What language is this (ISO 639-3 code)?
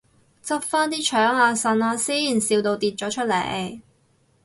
yue